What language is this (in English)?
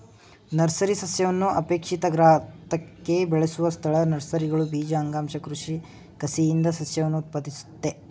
Kannada